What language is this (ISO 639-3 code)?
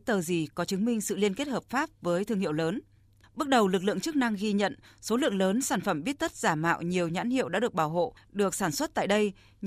vie